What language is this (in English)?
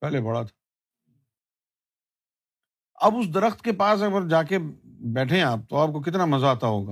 Urdu